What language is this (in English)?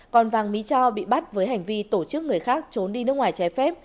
Vietnamese